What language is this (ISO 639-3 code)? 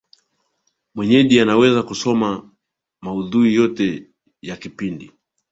swa